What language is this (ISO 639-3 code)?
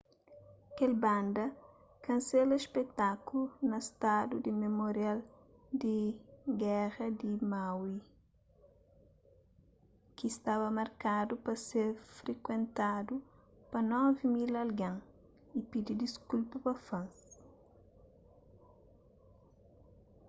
kea